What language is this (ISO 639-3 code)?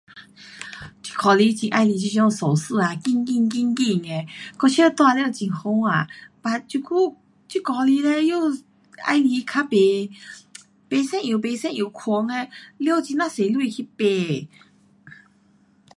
cpx